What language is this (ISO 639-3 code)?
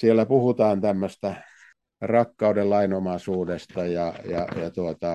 fin